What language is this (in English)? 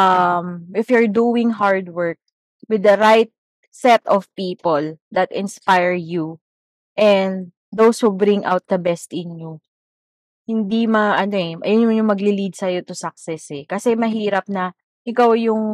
Filipino